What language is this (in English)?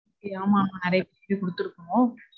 Tamil